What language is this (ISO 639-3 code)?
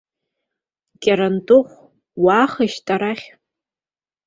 abk